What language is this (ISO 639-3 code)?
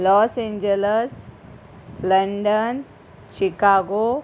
kok